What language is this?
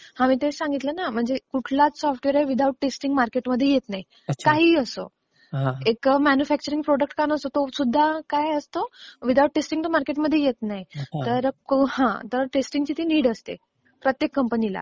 Marathi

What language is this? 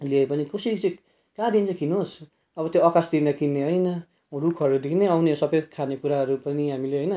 Nepali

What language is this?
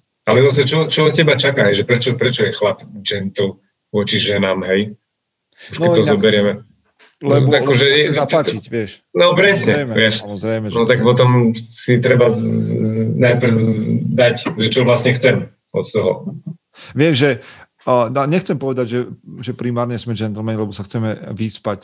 Slovak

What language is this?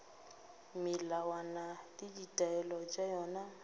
Northern Sotho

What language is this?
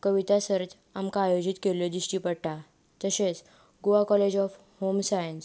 Konkani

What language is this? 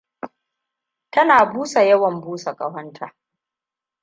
Hausa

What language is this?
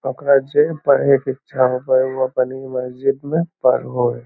Magahi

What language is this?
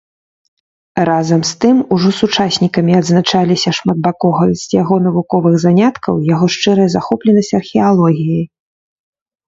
Belarusian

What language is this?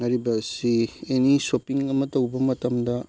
Manipuri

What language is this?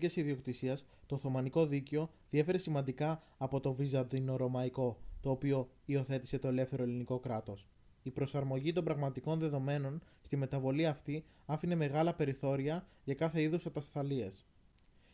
Greek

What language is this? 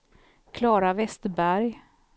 Swedish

